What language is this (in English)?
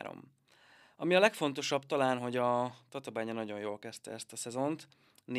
Hungarian